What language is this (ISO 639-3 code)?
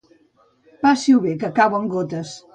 cat